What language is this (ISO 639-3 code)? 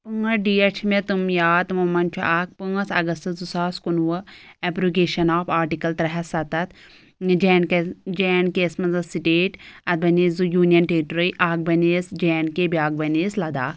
kas